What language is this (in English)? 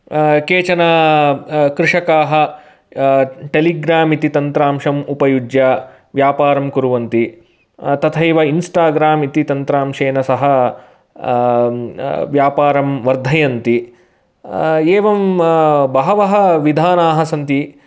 Sanskrit